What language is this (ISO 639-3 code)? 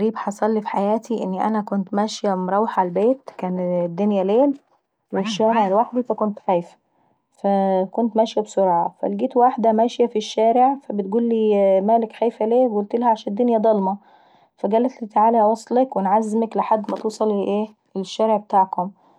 aec